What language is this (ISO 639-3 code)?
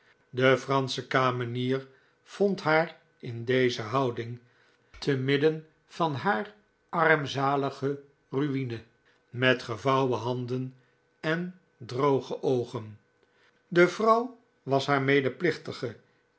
nld